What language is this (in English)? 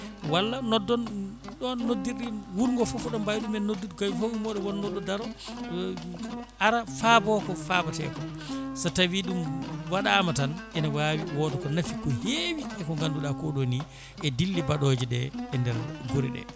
Fula